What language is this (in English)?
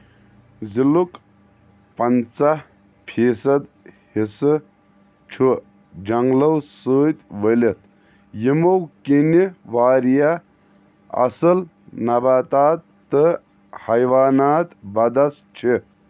Kashmiri